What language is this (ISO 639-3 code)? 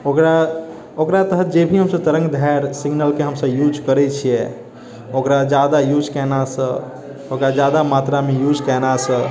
mai